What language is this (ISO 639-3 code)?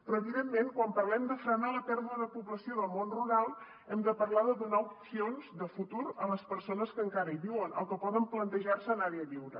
cat